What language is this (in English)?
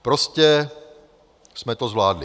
Czech